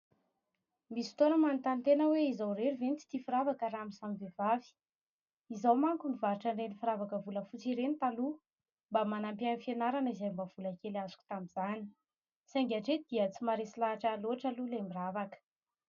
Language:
Malagasy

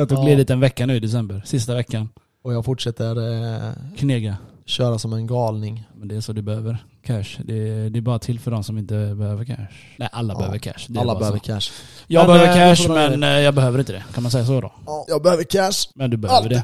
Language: Swedish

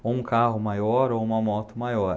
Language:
Portuguese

